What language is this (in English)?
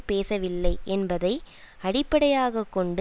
Tamil